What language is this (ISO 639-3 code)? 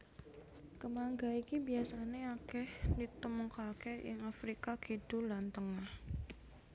jav